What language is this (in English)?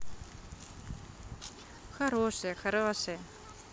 Russian